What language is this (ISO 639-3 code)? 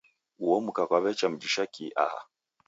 dav